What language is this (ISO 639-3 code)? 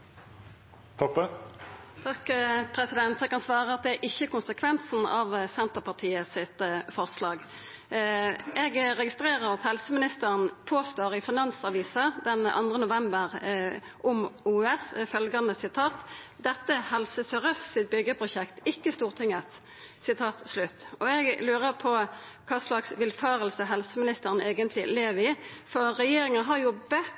nno